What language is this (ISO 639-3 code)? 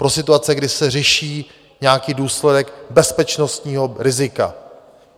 ces